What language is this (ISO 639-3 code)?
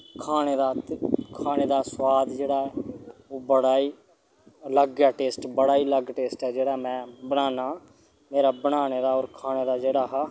doi